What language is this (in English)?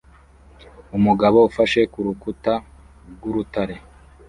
Kinyarwanda